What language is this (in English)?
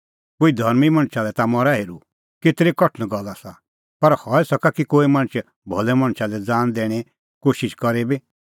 Kullu Pahari